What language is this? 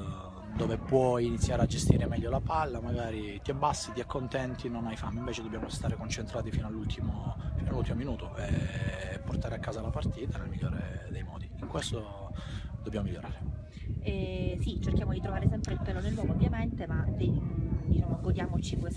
Italian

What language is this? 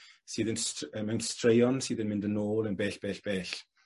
Welsh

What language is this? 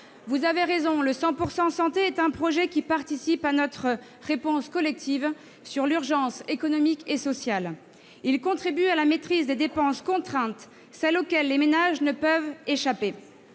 French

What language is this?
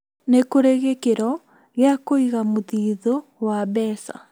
Kikuyu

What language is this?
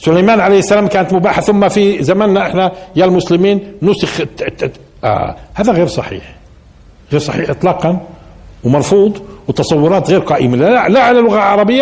Arabic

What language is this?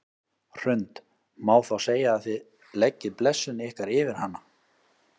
Icelandic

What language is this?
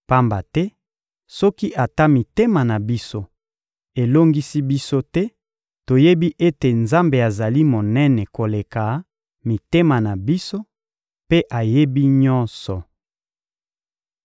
Lingala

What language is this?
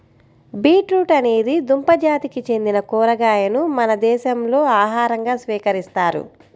Telugu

